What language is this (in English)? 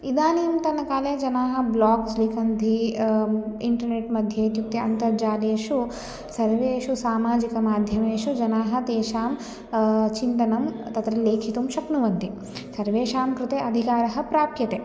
Sanskrit